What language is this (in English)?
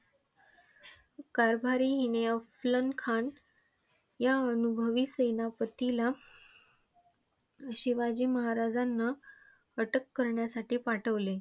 Marathi